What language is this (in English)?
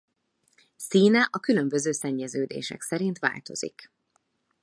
Hungarian